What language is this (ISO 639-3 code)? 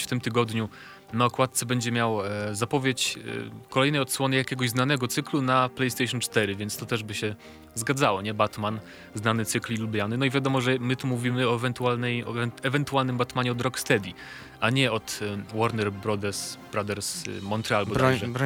pol